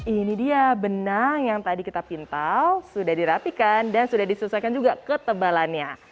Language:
Indonesian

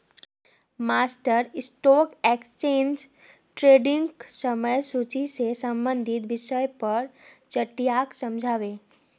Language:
Magahi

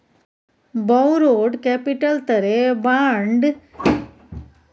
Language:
Maithili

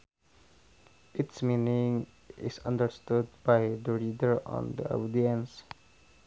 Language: Sundanese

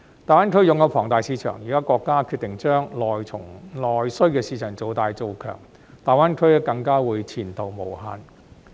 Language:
Cantonese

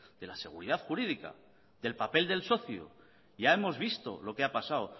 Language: Spanish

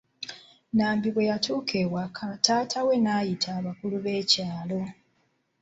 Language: Ganda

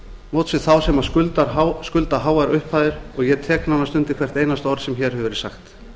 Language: Icelandic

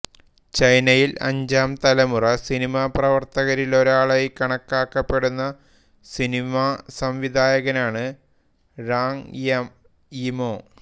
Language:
Malayalam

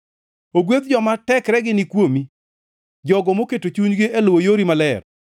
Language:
Luo (Kenya and Tanzania)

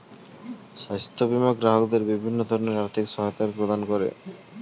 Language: Bangla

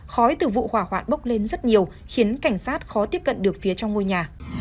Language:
Vietnamese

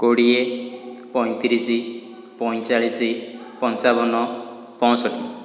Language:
Odia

